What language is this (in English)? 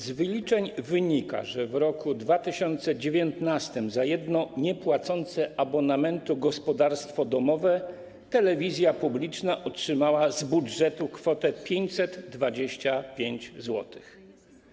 Polish